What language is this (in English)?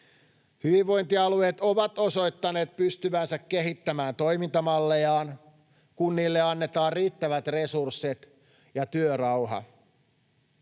Finnish